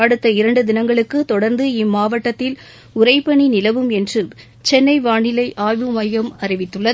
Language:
Tamil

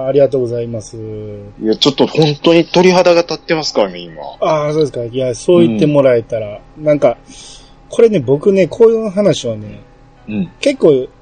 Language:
Japanese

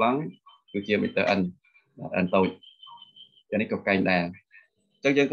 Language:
Vietnamese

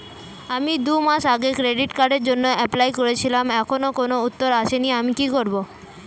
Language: Bangla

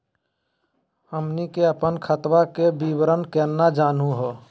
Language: Magahi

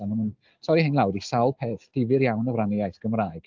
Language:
Welsh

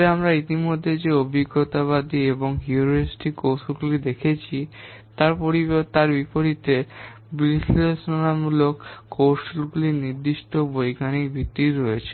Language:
Bangla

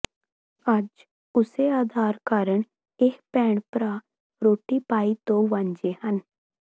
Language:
Punjabi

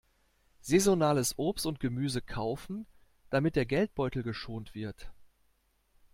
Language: German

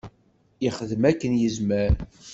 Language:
Kabyle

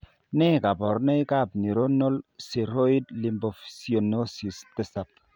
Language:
Kalenjin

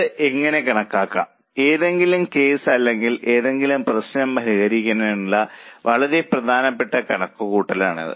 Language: Malayalam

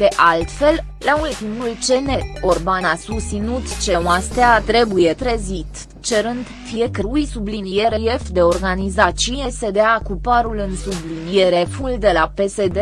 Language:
Romanian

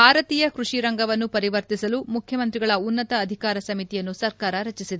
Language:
Kannada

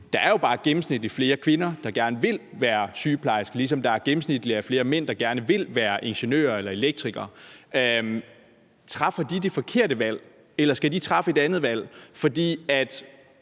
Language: Danish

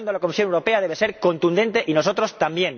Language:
Spanish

